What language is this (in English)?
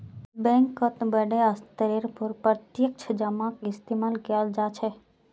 Magahi